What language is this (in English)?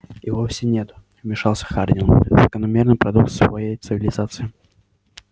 Russian